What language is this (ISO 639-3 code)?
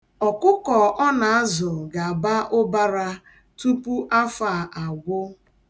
ibo